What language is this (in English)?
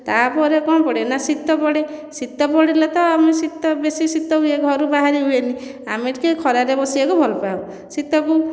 Odia